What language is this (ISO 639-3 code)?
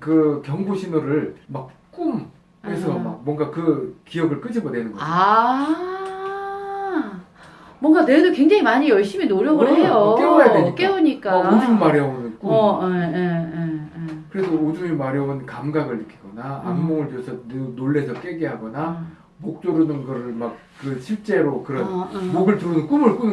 kor